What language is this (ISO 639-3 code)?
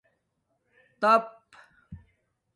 dmk